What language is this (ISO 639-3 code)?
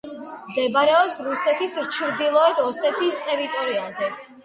kat